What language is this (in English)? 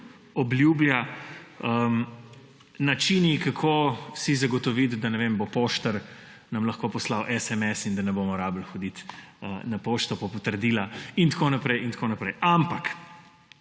Slovenian